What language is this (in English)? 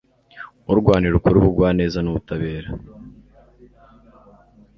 Kinyarwanda